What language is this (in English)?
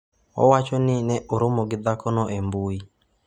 Luo (Kenya and Tanzania)